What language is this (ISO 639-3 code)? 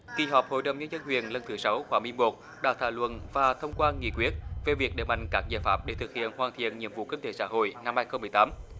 vie